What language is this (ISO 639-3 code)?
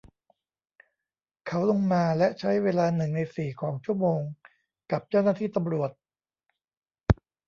tha